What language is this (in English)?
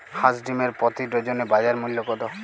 Bangla